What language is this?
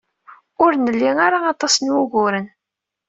Kabyle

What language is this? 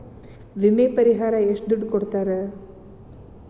Kannada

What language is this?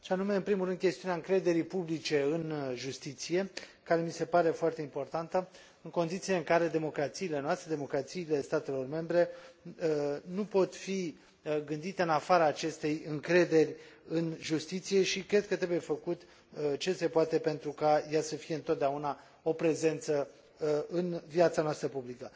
Romanian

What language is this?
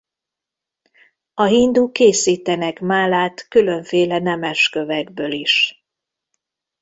Hungarian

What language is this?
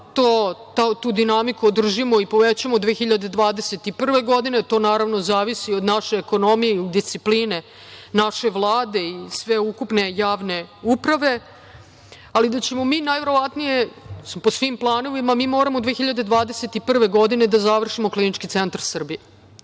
Serbian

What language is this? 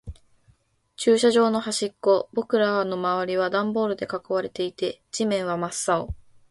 Japanese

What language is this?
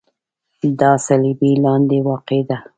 Pashto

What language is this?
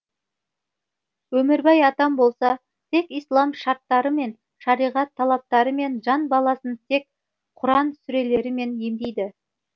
Kazakh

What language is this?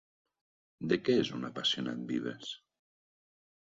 Catalan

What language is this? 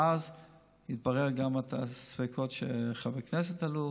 Hebrew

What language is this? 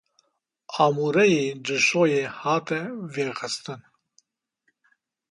Kurdish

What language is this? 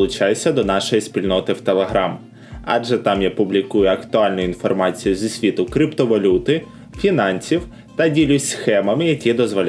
Ukrainian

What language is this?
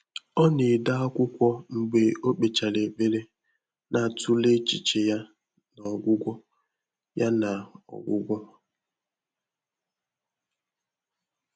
Igbo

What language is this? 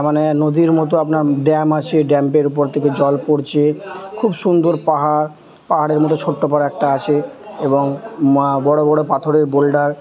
Bangla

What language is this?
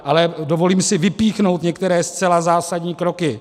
Czech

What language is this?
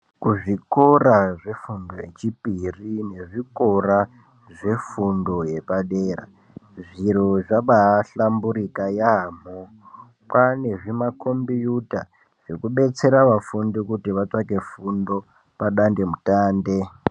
Ndau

